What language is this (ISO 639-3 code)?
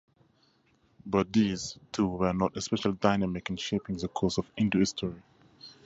eng